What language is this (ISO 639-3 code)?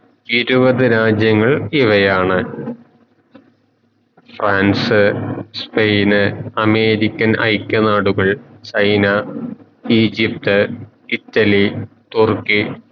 mal